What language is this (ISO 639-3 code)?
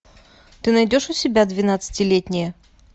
rus